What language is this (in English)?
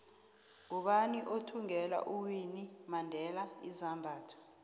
South Ndebele